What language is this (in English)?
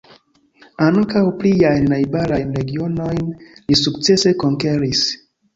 Esperanto